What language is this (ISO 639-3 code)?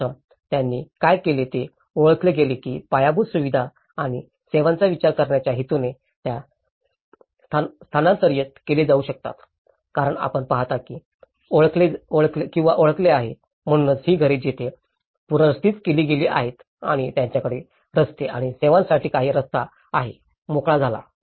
mar